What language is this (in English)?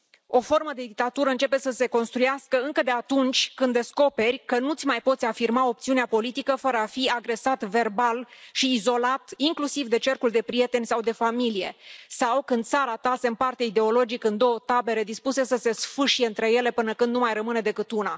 Romanian